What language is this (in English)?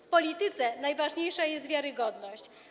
Polish